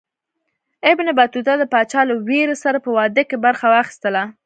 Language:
Pashto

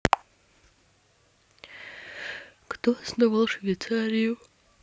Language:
Russian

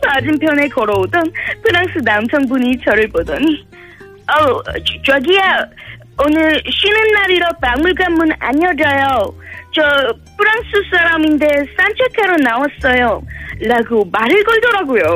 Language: Korean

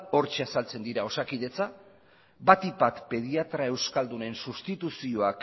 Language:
Basque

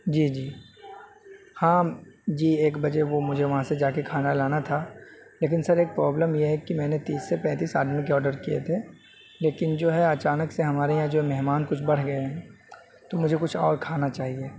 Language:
Urdu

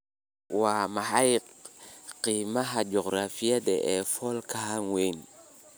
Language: Somali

